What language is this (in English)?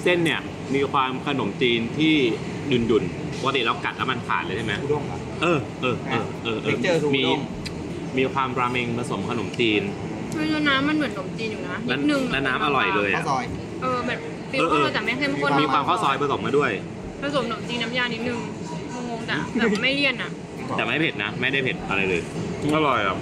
Thai